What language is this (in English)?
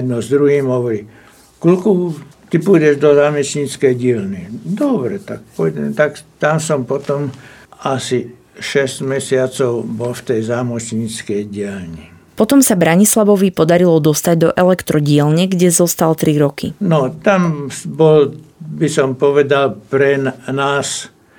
Slovak